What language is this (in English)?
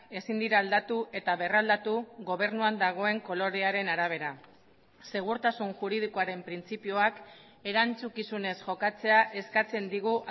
Basque